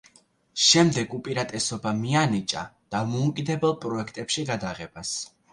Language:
Georgian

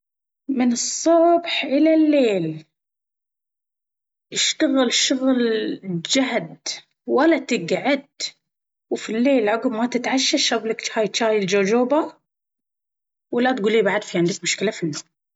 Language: Baharna Arabic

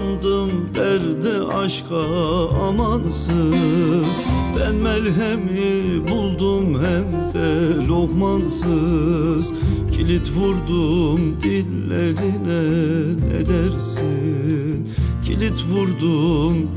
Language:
Turkish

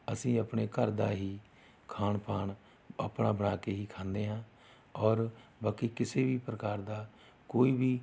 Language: Punjabi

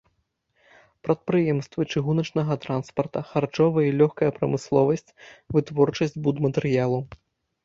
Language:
Belarusian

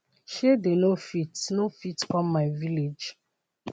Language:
Nigerian Pidgin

